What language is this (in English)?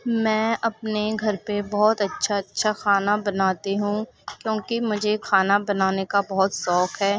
Urdu